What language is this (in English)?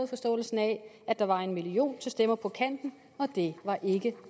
Danish